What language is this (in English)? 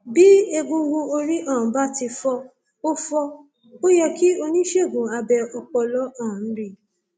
Yoruba